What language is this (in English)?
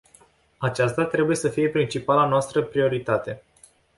Romanian